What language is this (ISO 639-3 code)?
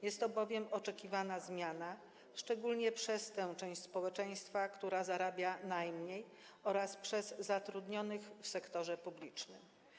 pol